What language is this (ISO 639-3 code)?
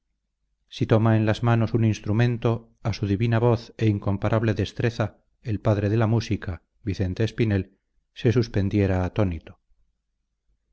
spa